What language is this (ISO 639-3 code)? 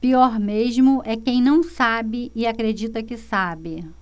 por